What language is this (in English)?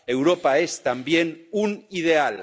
Spanish